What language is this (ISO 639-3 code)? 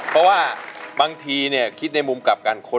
tha